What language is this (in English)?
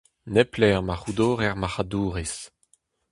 Breton